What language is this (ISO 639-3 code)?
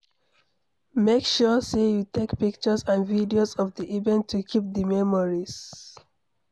pcm